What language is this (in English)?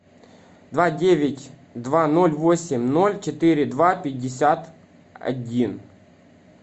Russian